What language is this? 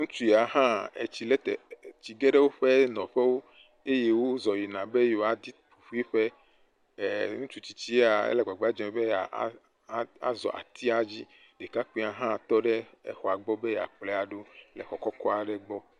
Ewe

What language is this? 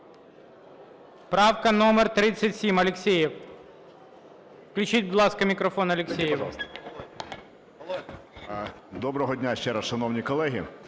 Ukrainian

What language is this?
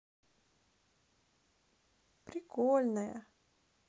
Russian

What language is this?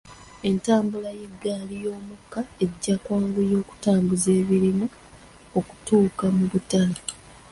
Ganda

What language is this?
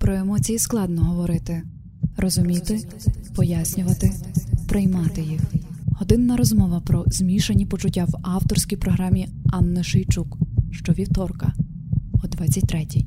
Ukrainian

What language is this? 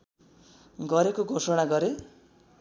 Nepali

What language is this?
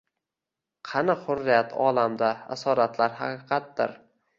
Uzbek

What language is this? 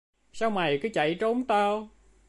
Vietnamese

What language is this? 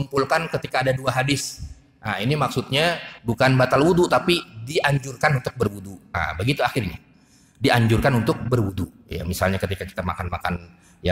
Indonesian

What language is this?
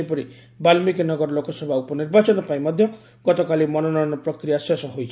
Odia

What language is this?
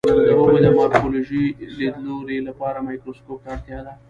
Pashto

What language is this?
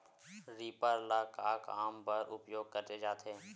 Chhattisgarhi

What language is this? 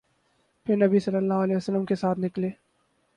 Urdu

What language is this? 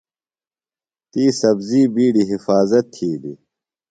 Phalura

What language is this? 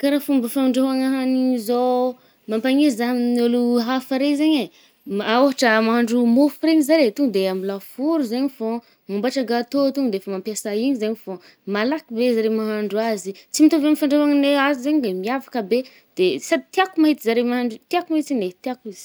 Northern Betsimisaraka Malagasy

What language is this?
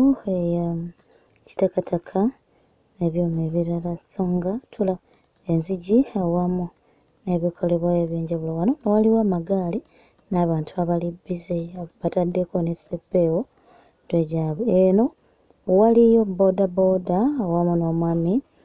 Ganda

